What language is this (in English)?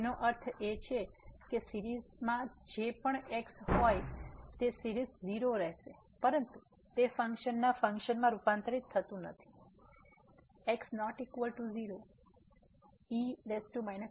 Gujarati